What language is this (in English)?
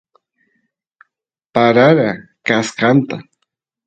Santiago del Estero Quichua